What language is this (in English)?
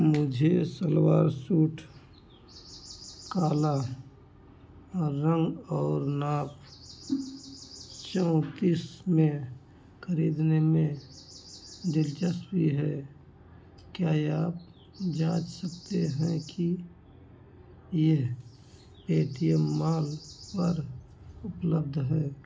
Hindi